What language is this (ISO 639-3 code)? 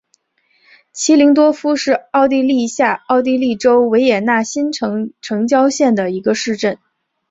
zho